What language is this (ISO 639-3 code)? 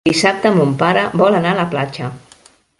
cat